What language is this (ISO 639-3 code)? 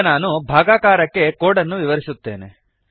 kan